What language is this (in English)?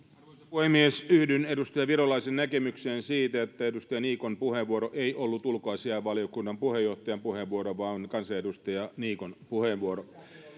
Finnish